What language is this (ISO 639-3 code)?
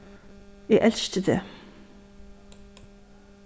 fao